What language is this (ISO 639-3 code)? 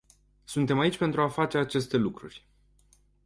ron